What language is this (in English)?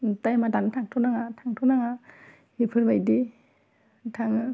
Bodo